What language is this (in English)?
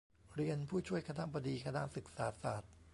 Thai